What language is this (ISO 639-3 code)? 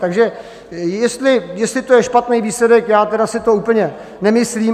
ces